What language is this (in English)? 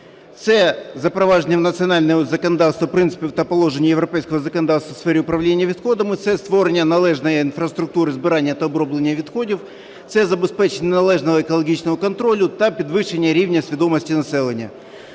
Ukrainian